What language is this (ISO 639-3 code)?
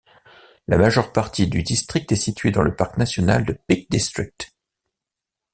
fra